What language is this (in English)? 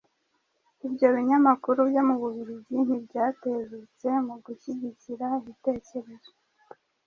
Kinyarwanda